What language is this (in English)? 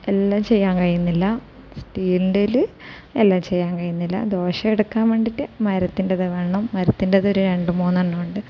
Malayalam